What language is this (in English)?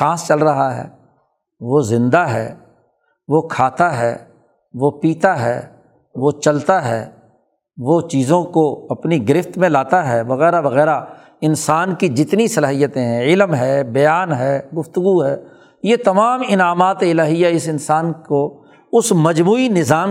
Urdu